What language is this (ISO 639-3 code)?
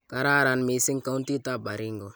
kln